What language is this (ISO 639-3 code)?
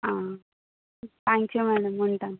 tel